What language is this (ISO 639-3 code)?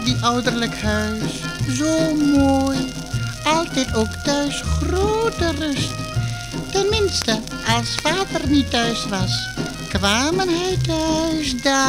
nld